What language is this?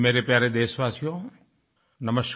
Hindi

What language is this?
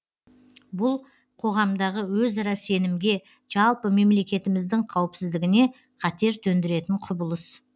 Kazakh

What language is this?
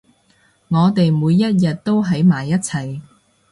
Cantonese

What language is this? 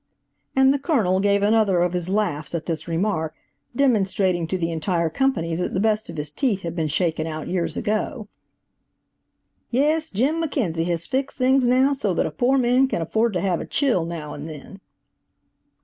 English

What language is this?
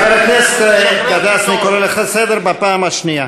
Hebrew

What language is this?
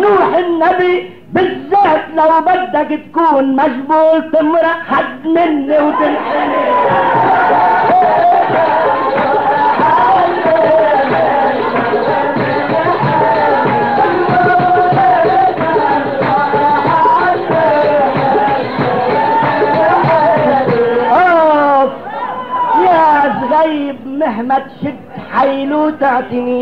Arabic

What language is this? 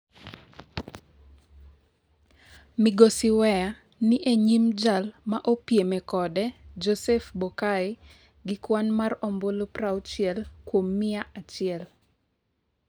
Luo (Kenya and Tanzania)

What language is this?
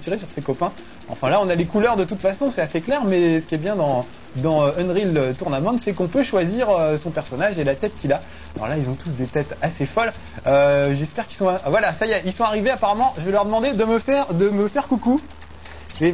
French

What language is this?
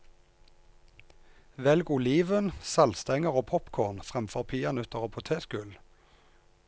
Norwegian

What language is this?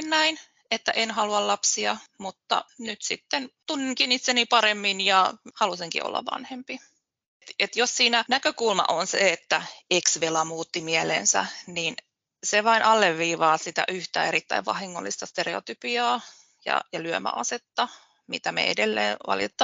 Finnish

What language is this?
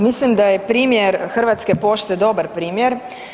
Croatian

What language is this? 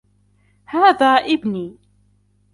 Arabic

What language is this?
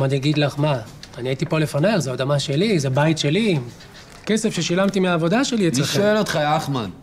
Hebrew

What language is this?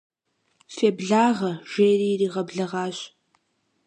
Kabardian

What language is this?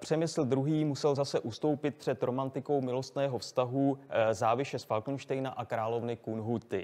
Czech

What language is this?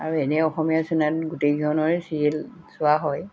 Assamese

